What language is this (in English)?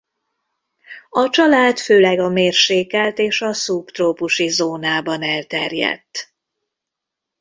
Hungarian